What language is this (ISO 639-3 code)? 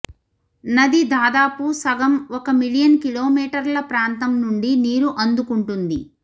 tel